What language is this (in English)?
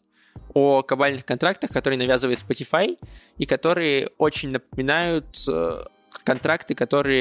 Russian